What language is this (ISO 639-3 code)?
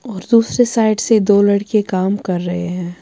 urd